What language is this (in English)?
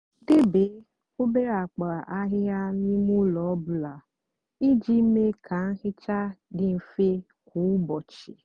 Igbo